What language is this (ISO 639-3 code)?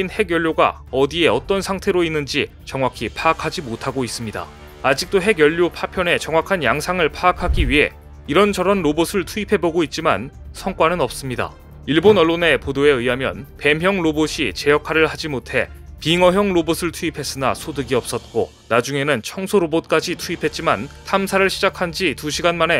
kor